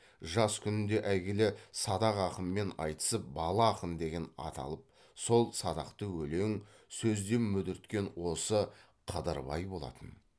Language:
Kazakh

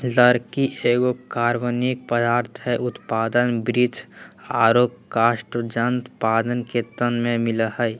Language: Magahi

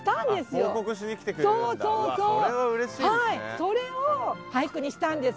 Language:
Japanese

